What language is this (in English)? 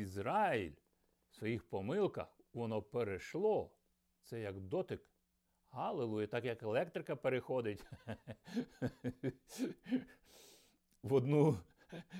Ukrainian